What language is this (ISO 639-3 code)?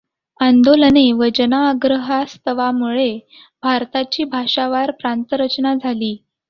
mar